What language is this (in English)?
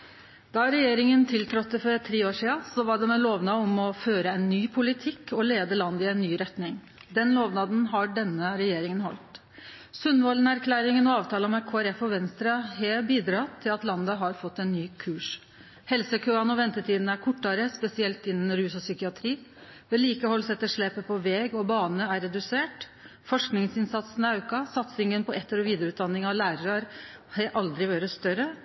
Norwegian Nynorsk